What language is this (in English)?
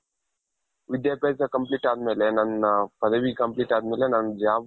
Kannada